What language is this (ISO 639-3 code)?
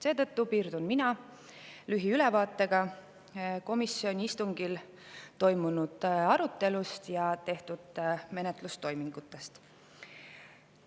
est